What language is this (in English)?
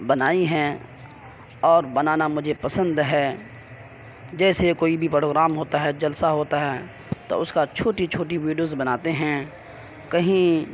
Urdu